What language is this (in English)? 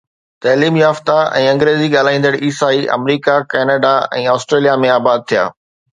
Sindhi